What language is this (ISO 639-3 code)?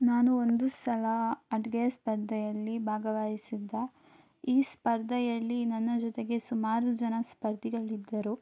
kan